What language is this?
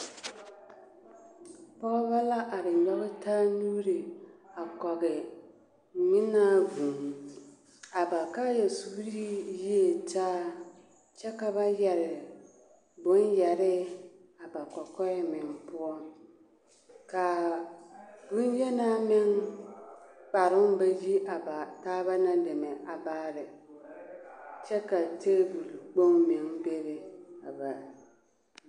Southern Dagaare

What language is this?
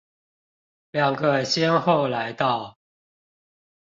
Chinese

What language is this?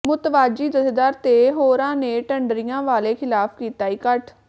Punjabi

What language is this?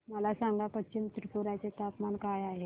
Marathi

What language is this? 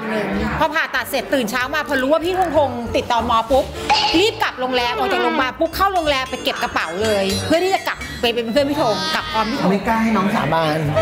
Thai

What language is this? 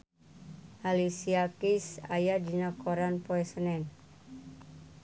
Sundanese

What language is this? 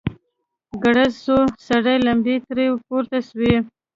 Pashto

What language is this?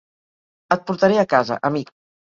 Catalan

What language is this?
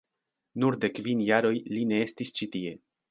Esperanto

